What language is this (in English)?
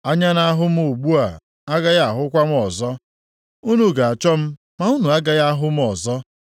Igbo